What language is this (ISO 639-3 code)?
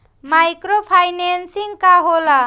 bho